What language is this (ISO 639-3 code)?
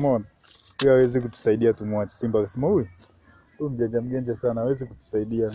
swa